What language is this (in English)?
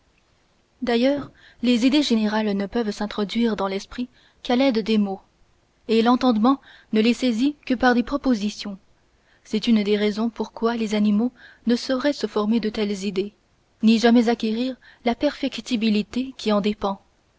French